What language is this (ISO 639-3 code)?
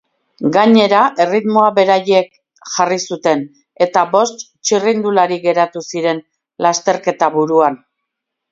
eus